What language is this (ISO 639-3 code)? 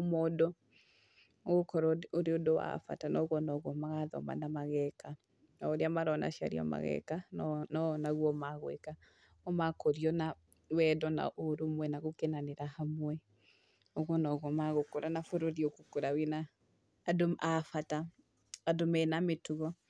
kik